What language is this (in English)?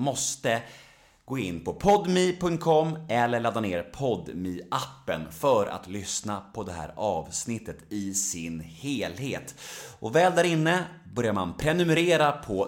Swedish